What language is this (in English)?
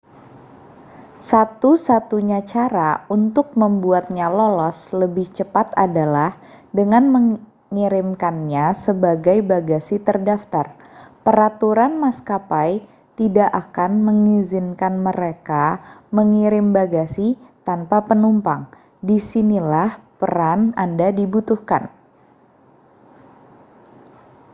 Indonesian